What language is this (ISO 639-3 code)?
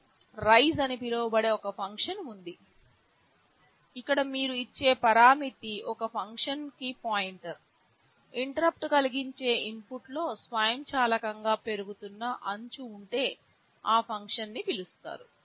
tel